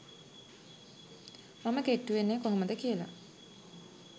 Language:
Sinhala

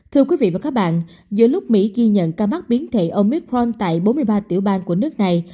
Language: Vietnamese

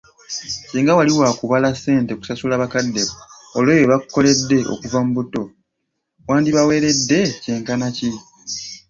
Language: Ganda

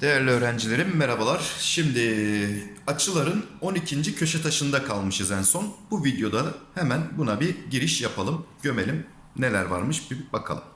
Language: Turkish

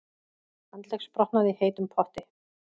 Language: Icelandic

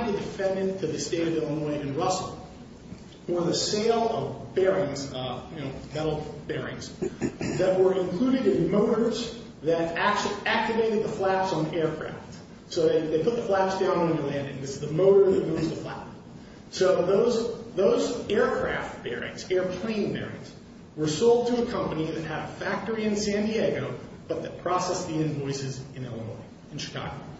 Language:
English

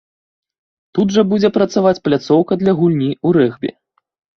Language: Belarusian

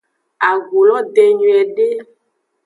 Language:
Aja (Benin)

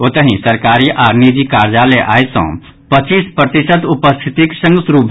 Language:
Maithili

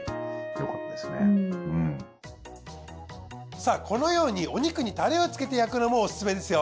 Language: Japanese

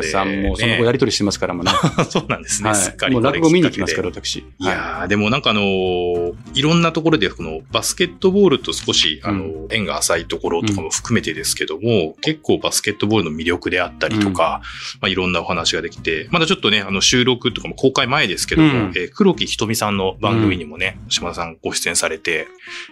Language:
Japanese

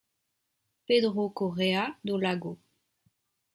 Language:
French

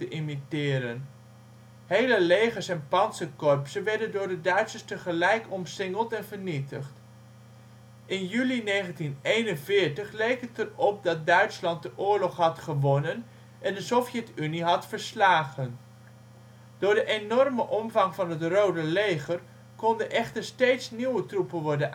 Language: Dutch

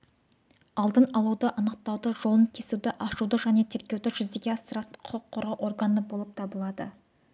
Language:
Kazakh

